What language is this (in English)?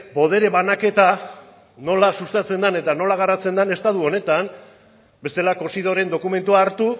Basque